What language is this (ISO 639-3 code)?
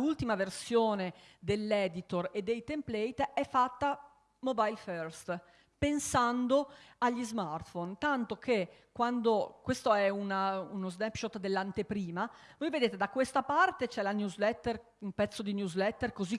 ita